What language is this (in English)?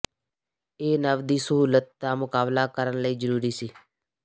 Punjabi